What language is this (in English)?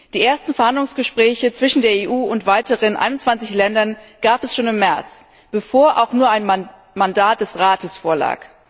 German